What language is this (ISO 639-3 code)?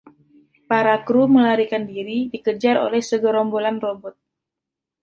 ind